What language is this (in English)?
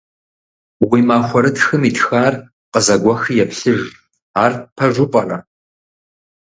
Kabardian